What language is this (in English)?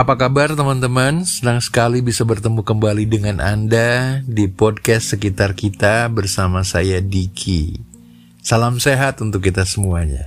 Indonesian